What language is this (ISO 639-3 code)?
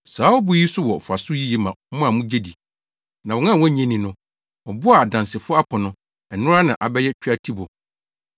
aka